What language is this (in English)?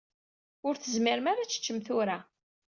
Kabyle